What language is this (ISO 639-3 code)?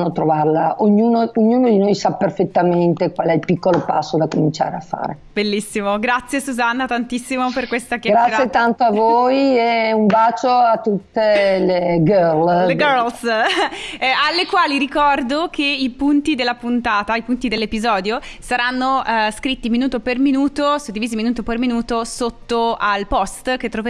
ita